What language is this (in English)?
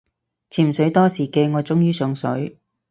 Cantonese